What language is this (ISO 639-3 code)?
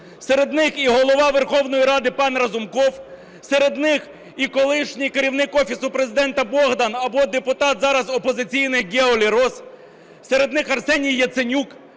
ukr